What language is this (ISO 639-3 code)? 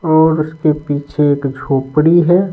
hin